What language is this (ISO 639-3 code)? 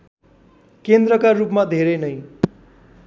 nep